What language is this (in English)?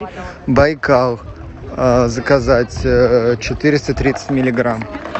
Russian